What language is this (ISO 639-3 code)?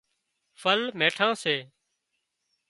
kxp